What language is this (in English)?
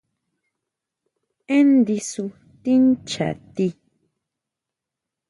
Huautla Mazatec